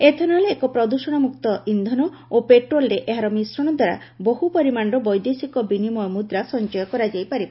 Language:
Odia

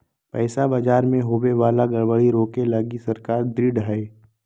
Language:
Magahi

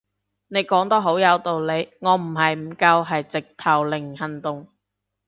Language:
Cantonese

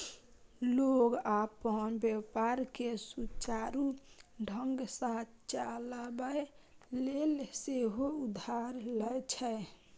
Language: Maithili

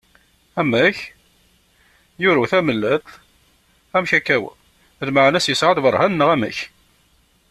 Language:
Kabyle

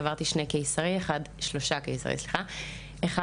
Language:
Hebrew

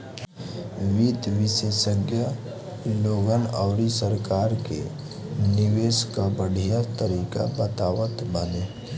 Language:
Bhojpuri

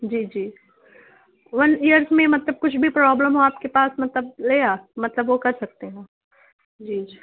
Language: Urdu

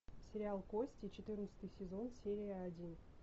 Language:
Russian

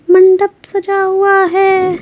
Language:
Hindi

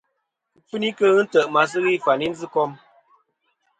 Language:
Kom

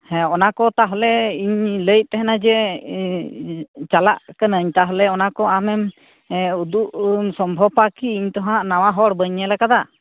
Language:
Santali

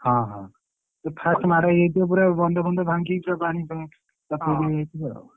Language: Odia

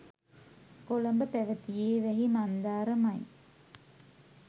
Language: Sinhala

